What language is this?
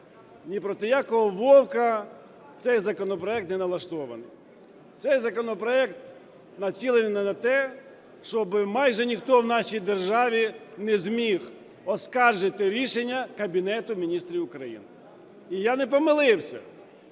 Ukrainian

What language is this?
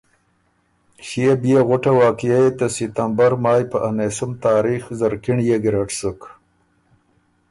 Ormuri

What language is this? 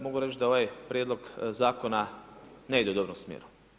Croatian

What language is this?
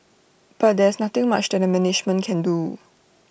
English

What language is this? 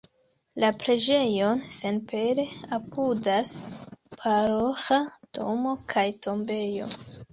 Esperanto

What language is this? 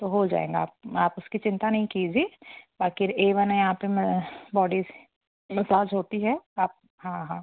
Hindi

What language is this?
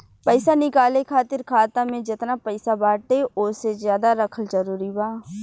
Bhojpuri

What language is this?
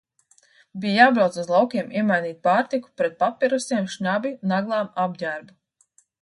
Latvian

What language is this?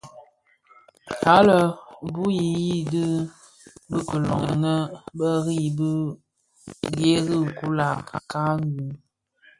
Bafia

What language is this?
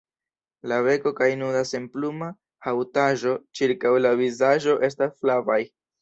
Esperanto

